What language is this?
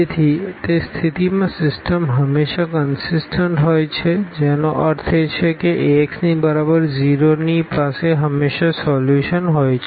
Gujarati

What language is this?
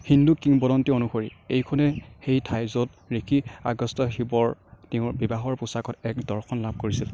Assamese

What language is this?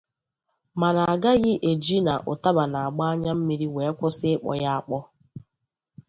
Igbo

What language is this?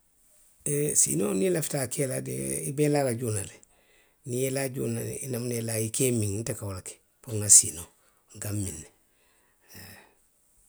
Western Maninkakan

